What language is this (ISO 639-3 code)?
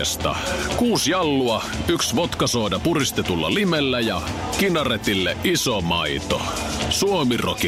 fin